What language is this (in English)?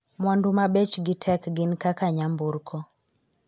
Luo (Kenya and Tanzania)